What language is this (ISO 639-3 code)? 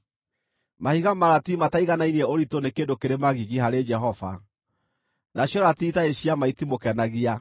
kik